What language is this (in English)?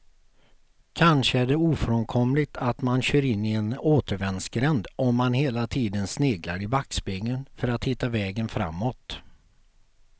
Swedish